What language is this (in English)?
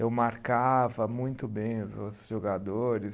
Portuguese